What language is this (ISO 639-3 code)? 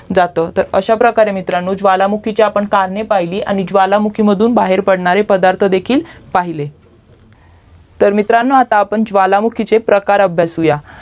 mar